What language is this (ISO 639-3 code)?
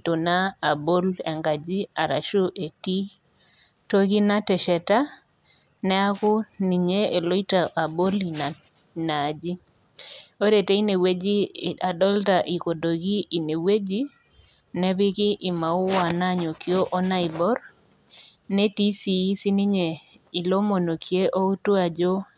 mas